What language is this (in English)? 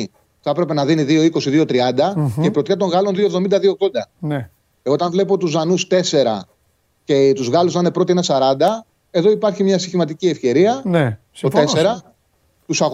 Greek